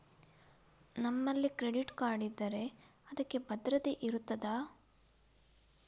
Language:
Kannada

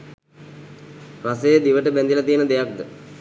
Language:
Sinhala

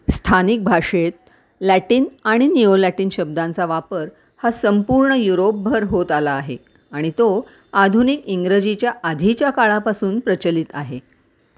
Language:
Marathi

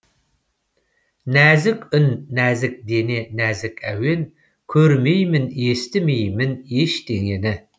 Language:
Kazakh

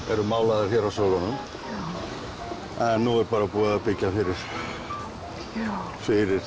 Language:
Icelandic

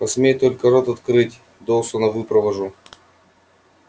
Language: Russian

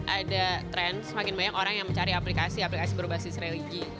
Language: Indonesian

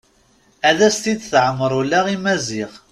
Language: Kabyle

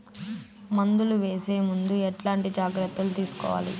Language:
Telugu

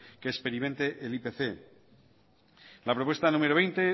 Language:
Spanish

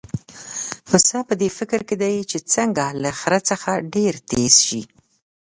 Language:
Pashto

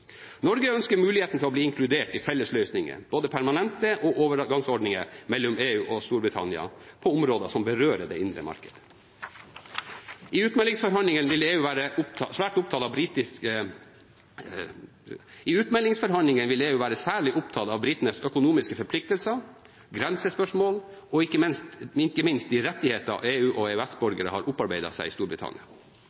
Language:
Norwegian Bokmål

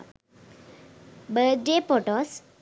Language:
Sinhala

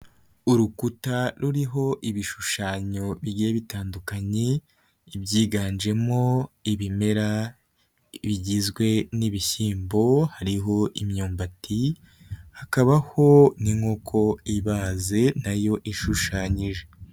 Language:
Kinyarwanda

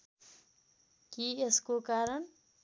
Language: Nepali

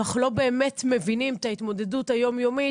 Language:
Hebrew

